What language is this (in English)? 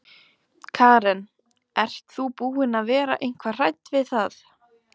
Icelandic